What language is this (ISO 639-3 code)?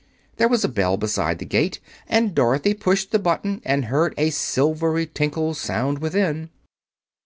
eng